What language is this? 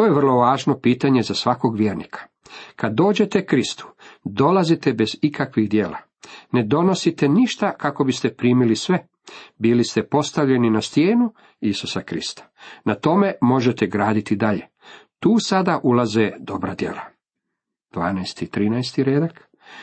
Croatian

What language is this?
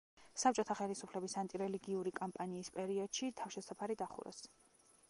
Georgian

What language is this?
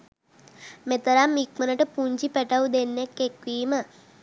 Sinhala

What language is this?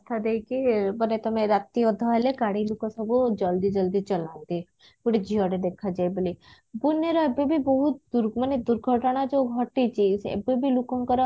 Odia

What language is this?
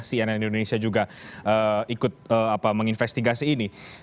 Indonesian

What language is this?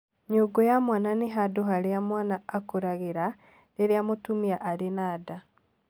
Kikuyu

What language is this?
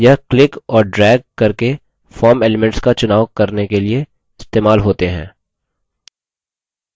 Hindi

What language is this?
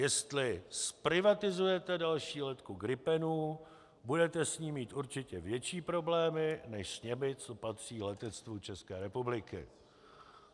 Czech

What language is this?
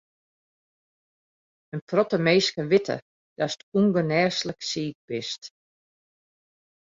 Western Frisian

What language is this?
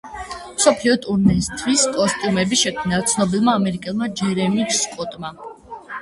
Georgian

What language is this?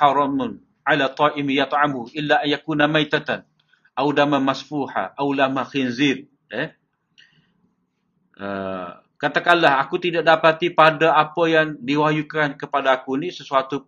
Malay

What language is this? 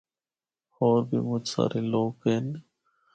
Northern Hindko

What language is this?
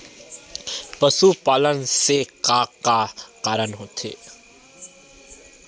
Chhattisgarhi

